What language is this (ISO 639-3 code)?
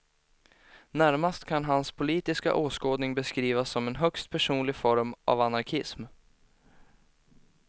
swe